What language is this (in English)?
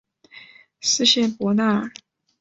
Chinese